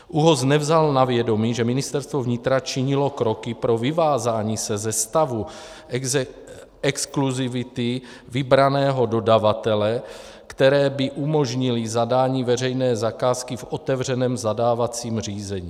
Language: Czech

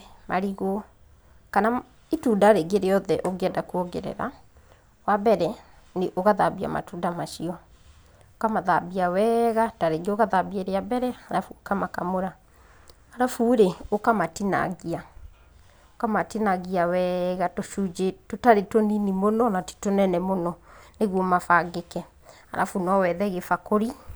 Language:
Kikuyu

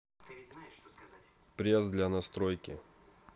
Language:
Russian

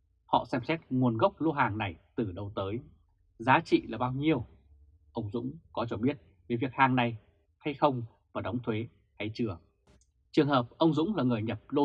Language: Vietnamese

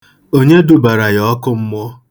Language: Igbo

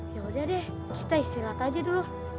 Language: Indonesian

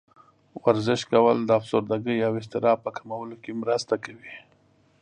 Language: Pashto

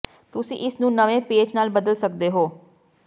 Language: Punjabi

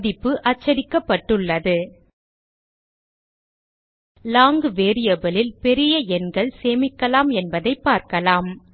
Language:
Tamil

